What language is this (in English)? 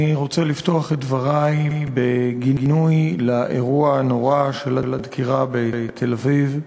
Hebrew